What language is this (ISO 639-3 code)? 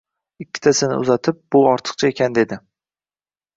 uzb